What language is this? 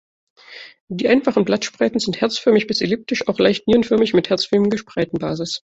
German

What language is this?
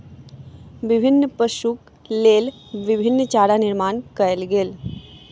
Maithili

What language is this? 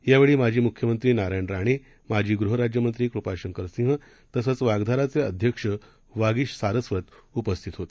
Marathi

